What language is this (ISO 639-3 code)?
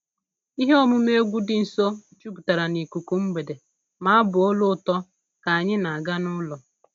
ibo